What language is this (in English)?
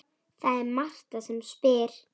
Icelandic